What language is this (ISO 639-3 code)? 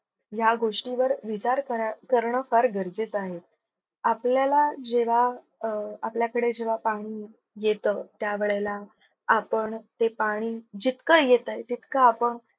mar